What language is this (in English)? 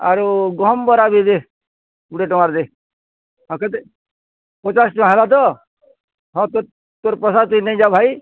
Odia